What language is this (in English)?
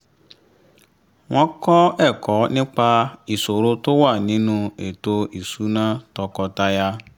Yoruba